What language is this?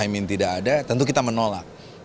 Indonesian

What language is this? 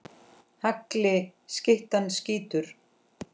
Icelandic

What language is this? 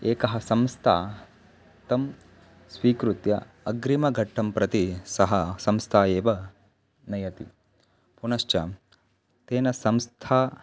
Sanskrit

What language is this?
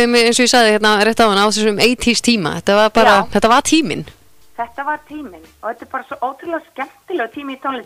Finnish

